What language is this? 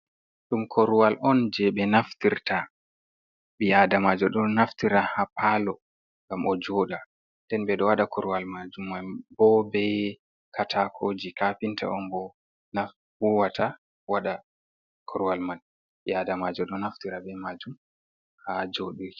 Fula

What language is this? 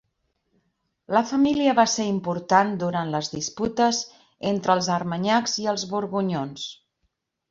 Catalan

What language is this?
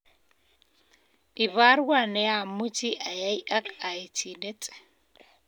Kalenjin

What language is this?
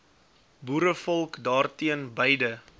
Afrikaans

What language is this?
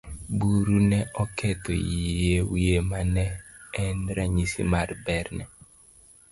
Luo (Kenya and Tanzania)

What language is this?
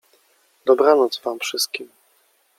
Polish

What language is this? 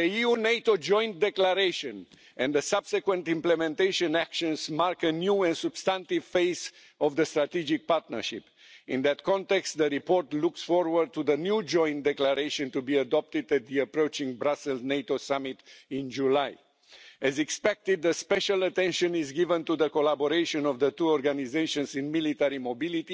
English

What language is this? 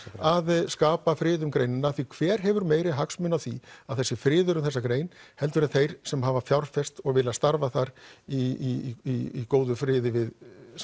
Icelandic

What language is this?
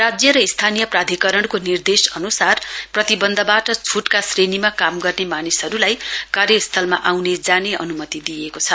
Nepali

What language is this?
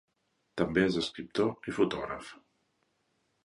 Catalan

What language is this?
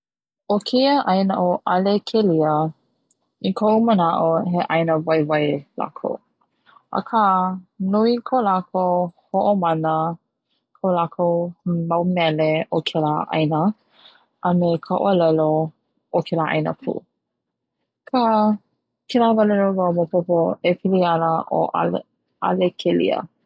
Hawaiian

